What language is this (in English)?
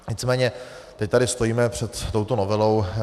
Czech